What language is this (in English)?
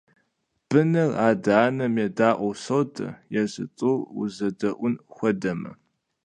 Kabardian